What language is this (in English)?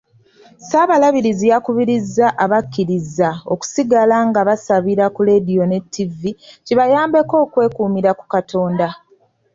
Ganda